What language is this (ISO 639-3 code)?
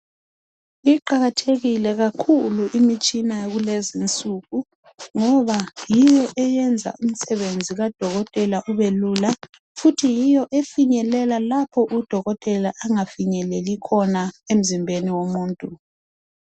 nde